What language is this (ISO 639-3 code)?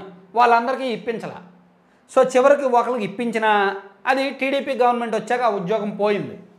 tel